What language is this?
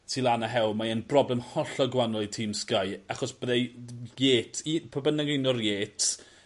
Welsh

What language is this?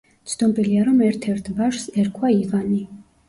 Georgian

